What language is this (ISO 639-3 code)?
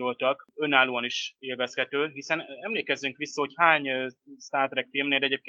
hun